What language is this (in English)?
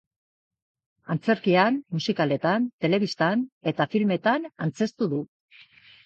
Basque